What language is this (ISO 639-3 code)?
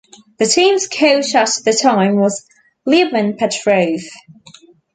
eng